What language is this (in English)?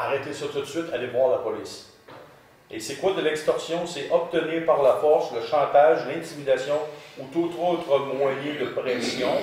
French